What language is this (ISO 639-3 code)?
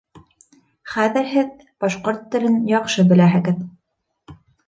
bak